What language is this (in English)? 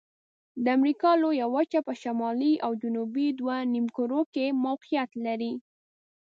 Pashto